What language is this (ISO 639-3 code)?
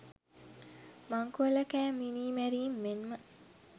sin